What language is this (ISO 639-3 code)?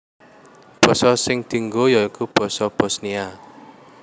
jav